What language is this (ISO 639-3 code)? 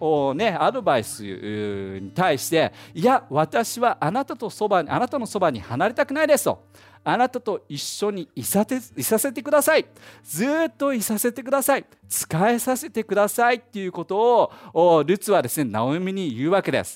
jpn